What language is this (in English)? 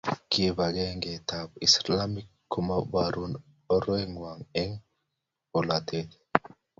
Kalenjin